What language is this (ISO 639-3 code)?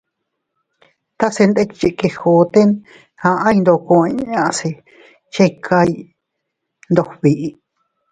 cut